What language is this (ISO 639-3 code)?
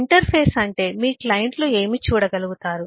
tel